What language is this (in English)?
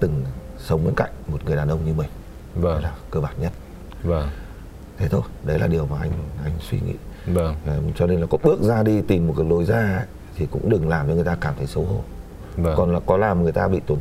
Vietnamese